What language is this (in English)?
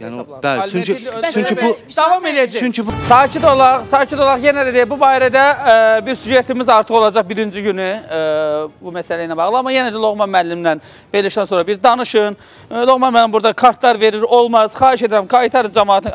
Turkish